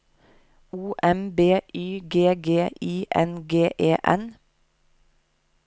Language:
Norwegian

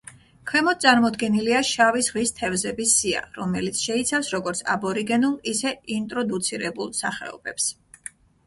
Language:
Georgian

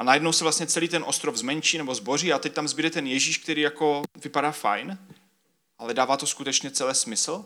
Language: Czech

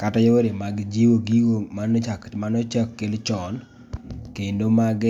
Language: Luo (Kenya and Tanzania)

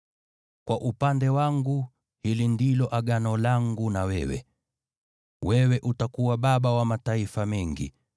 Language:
Swahili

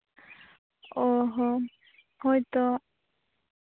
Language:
Santali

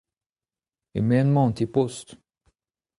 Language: Breton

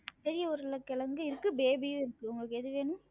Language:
Tamil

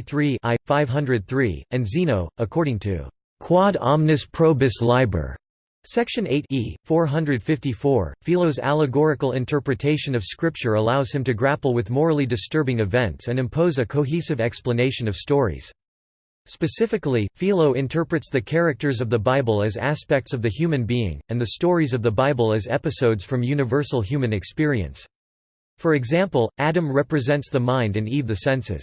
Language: English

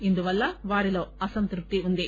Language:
Telugu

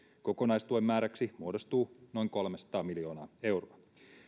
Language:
Finnish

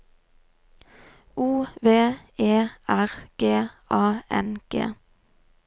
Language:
Norwegian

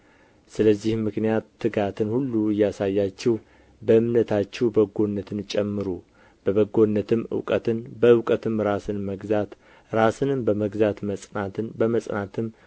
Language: Amharic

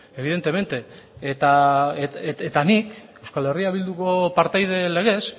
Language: Basque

